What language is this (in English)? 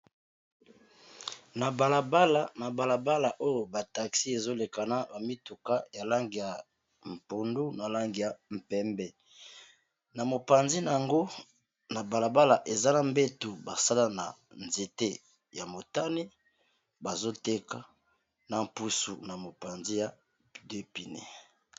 Lingala